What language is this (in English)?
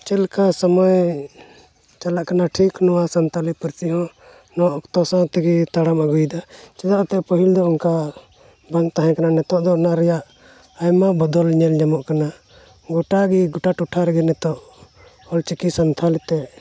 Santali